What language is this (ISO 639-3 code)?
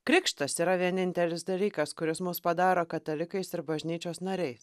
lit